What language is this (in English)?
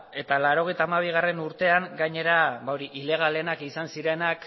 Basque